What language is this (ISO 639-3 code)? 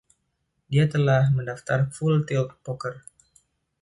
ind